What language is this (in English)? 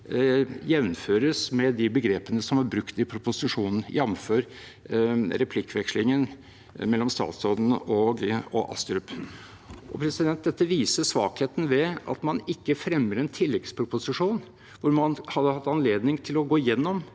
Norwegian